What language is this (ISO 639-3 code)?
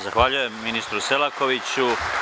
srp